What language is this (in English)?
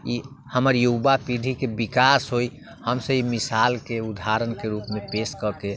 Maithili